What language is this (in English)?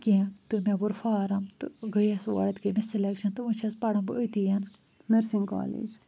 Kashmiri